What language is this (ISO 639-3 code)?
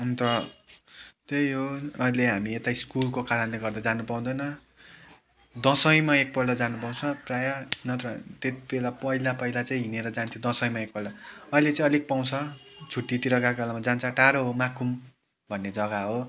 nep